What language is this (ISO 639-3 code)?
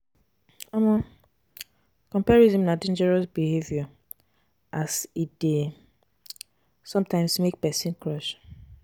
pcm